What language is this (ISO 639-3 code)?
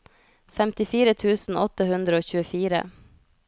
nor